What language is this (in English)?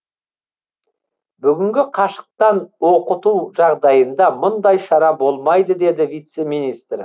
Kazakh